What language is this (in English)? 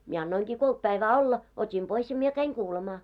Finnish